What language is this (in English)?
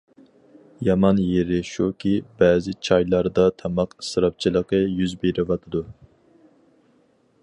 Uyghur